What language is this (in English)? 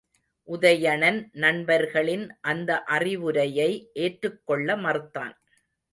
Tamil